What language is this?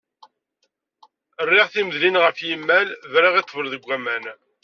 Kabyle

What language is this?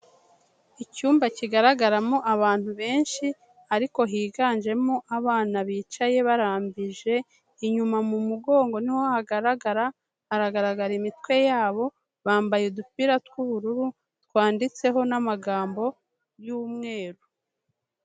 Kinyarwanda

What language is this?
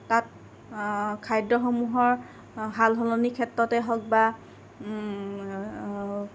Assamese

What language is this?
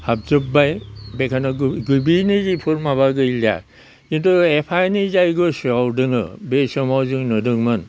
Bodo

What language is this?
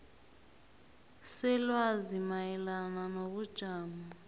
South Ndebele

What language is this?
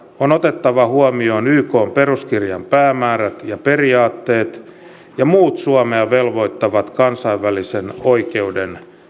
Finnish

